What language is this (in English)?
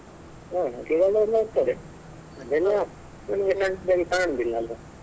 Kannada